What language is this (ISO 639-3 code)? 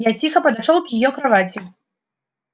rus